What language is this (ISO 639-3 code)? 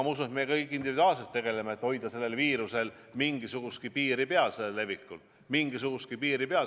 est